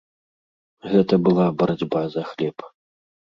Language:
Belarusian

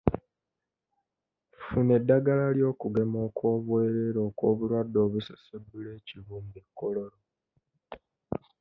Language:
Ganda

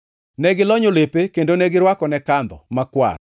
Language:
Luo (Kenya and Tanzania)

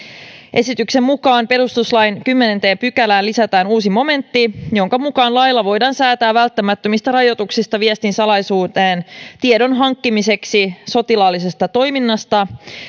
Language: Finnish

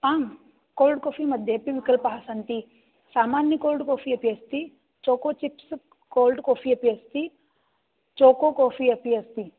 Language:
Sanskrit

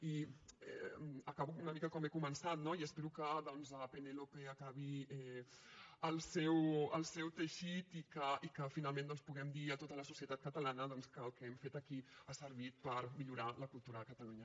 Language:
Catalan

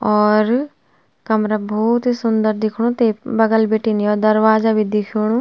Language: Garhwali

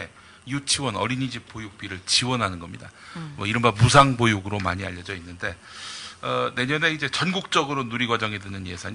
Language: Korean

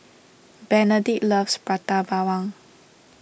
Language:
English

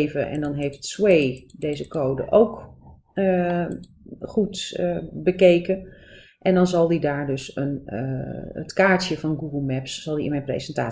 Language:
Dutch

